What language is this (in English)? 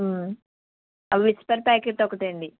Telugu